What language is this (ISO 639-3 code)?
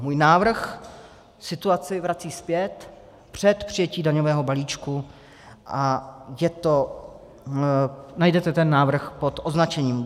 ces